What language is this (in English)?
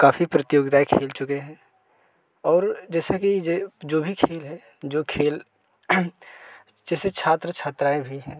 Hindi